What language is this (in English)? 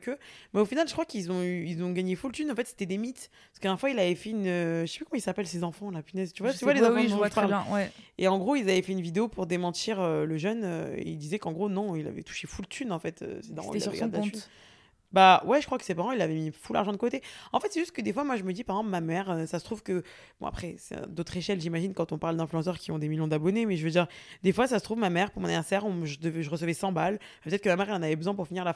French